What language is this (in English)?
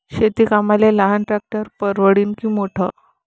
Marathi